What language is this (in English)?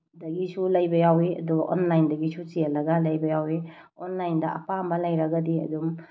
Manipuri